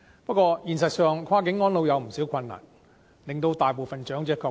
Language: Cantonese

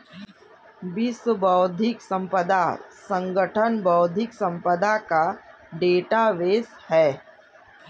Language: Hindi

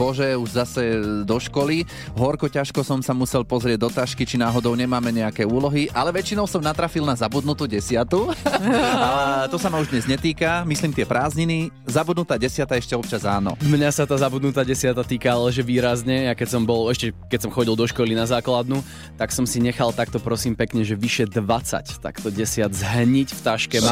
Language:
Slovak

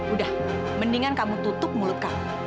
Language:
Indonesian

